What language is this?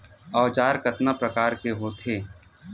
Chhattisgarhi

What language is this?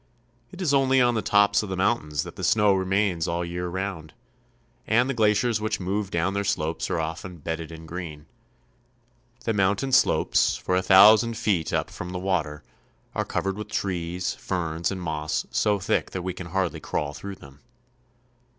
English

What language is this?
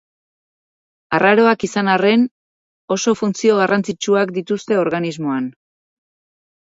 Basque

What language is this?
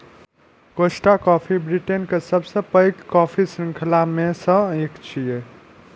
Maithili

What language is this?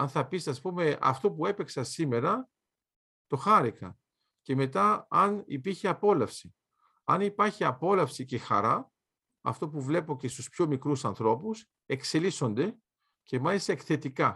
Greek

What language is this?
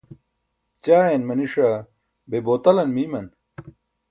Burushaski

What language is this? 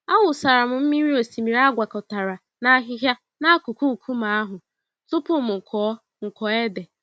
Igbo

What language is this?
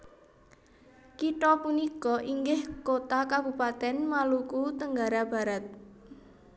Javanese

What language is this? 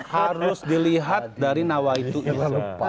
Indonesian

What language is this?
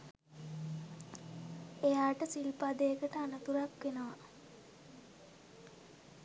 Sinhala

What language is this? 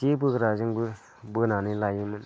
Bodo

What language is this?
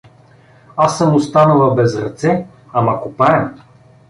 Bulgarian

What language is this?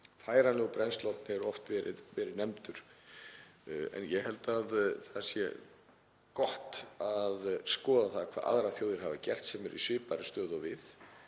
Icelandic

